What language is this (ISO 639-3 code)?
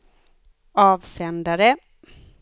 swe